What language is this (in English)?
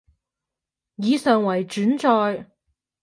Cantonese